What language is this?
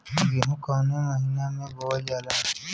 Bhojpuri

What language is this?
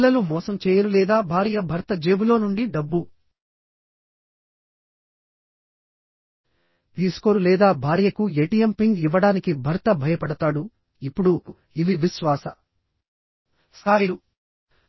Telugu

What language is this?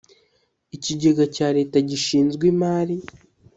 Kinyarwanda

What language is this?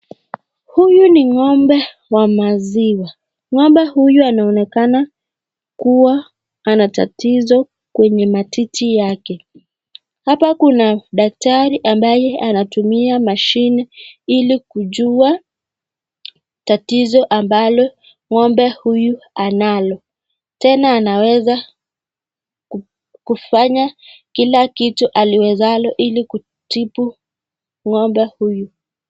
Swahili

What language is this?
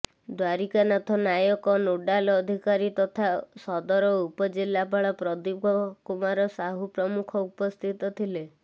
Odia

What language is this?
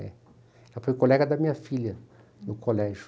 Portuguese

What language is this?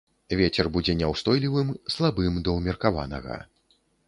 Belarusian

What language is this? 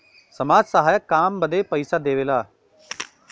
Bhojpuri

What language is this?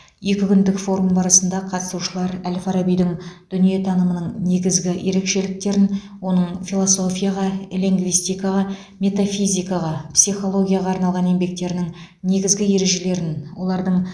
Kazakh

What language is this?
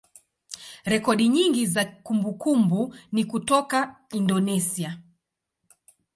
Swahili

